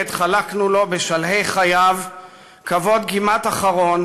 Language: Hebrew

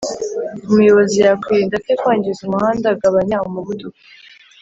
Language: Kinyarwanda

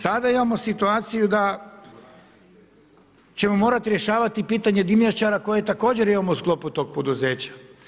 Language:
Croatian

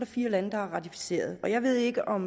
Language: Danish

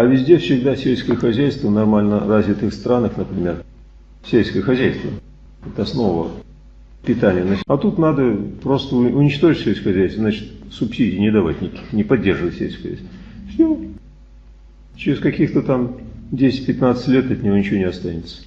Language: Russian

